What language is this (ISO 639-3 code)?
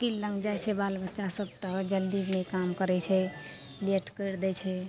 mai